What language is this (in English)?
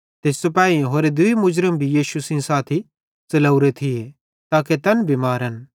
Bhadrawahi